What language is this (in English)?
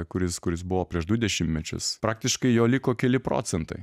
Lithuanian